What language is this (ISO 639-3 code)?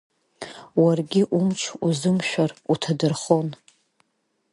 abk